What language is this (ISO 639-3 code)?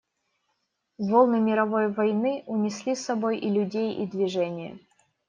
rus